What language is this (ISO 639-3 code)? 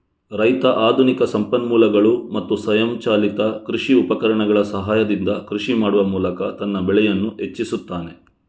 kan